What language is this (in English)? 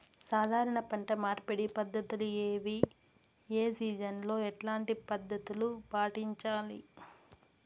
Telugu